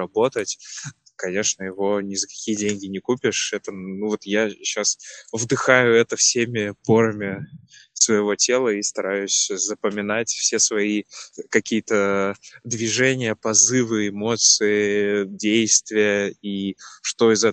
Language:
Russian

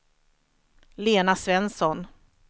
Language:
Swedish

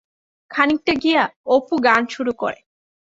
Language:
Bangla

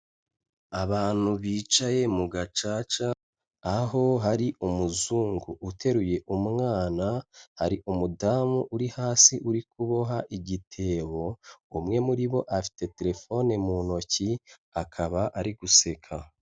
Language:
Kinyarwanda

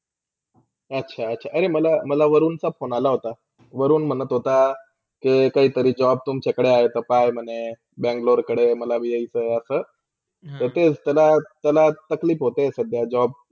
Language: Marathi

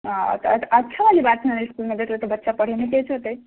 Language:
Maithili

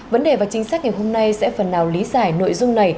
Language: Vietnamese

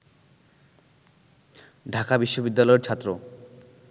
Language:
Bangla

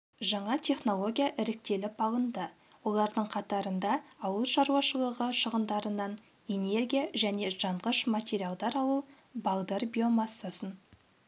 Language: Kazakh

